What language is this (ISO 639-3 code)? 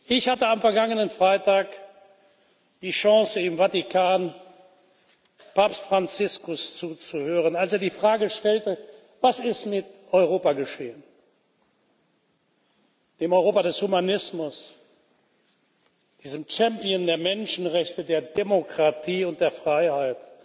deu